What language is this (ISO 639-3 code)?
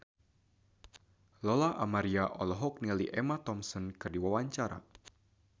sun